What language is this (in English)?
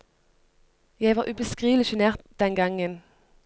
Norwegian